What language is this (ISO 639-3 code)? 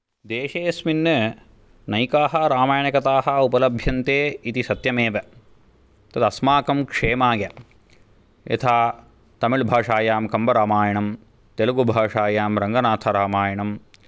san